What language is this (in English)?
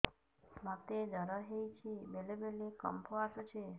Odia